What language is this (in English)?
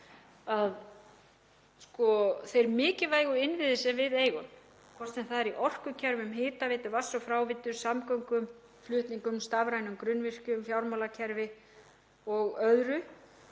Icelandic